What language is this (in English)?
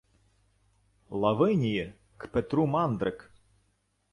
Ukrainian